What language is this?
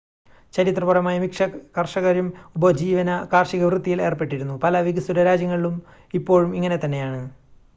Malayalam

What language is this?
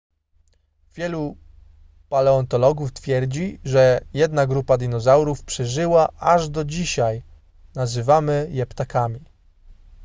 Polish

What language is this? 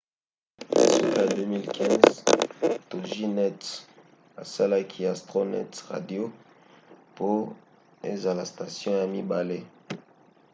Lingala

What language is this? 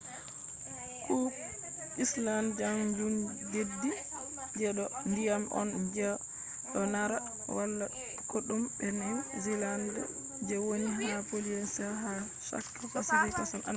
Fula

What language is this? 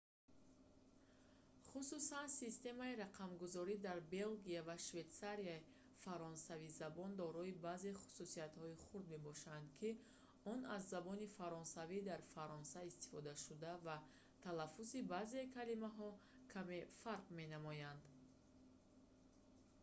Tajik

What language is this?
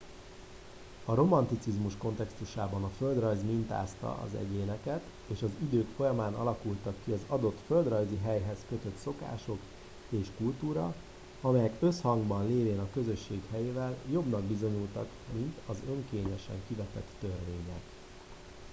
Hungarian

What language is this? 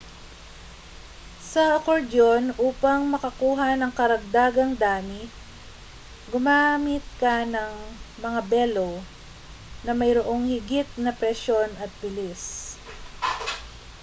Filipino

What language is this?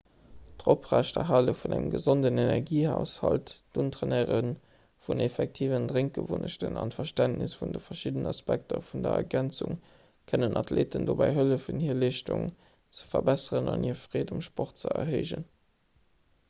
Luxembourgish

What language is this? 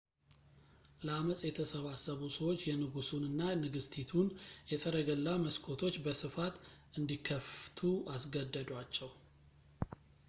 Amharic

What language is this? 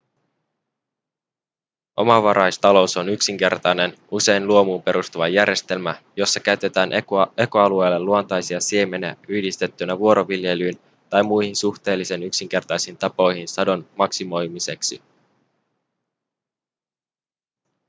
Finnish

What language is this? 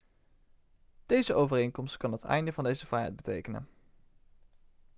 Dutch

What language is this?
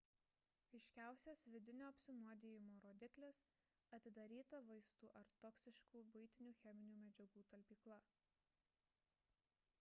Lithuanian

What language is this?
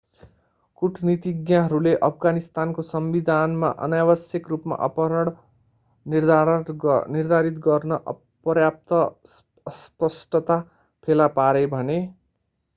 Nepali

